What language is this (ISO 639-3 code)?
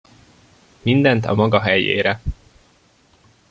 hun